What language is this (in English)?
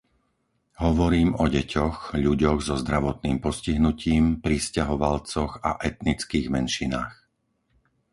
Slovak